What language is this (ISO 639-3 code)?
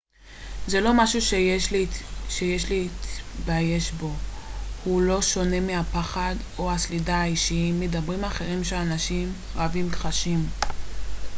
heb